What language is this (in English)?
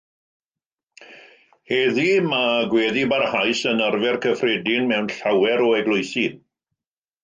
Welsh